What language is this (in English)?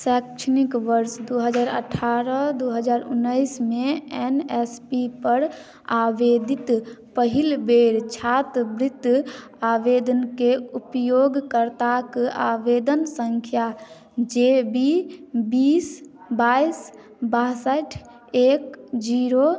Maithili